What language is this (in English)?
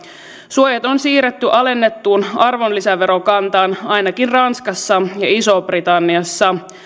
Finnish